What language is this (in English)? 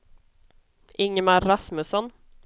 Swedish